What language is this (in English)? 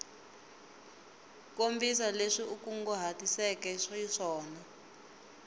Tsonga